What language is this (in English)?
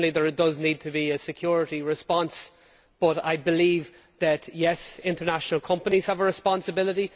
English